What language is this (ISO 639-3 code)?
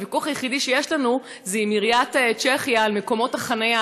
heb